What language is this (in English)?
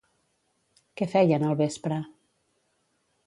Catalan